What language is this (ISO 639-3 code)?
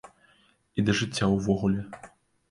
bel